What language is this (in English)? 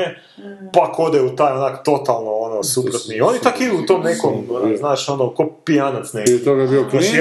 Croatian